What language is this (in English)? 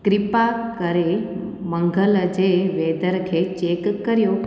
Sindhi